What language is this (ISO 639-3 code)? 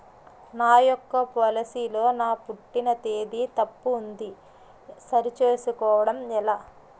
tel